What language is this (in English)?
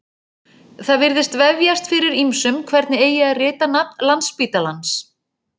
Icelandic